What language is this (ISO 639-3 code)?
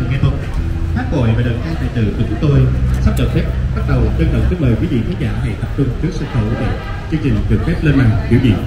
vie